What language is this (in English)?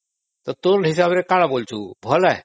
Odia